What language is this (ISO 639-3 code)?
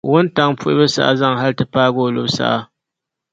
dag